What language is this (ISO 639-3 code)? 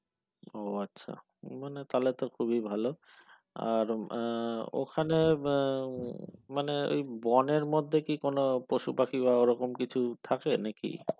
ben